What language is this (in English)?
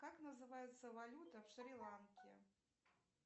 Russian